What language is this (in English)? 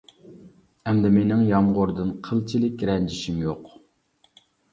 Uyghur